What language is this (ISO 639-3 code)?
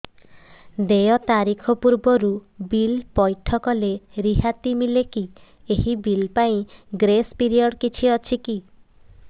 ori